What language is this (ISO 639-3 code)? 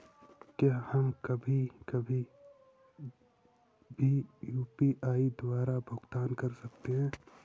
hin